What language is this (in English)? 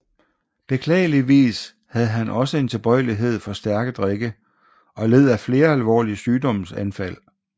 Danish